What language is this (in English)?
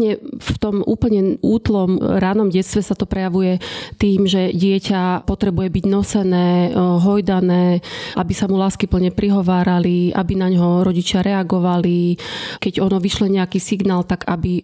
Slovak